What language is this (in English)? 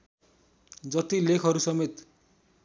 Nepali